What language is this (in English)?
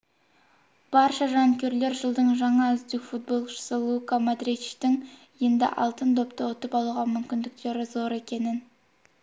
Kazakh